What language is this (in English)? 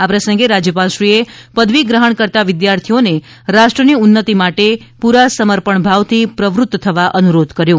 Gujarati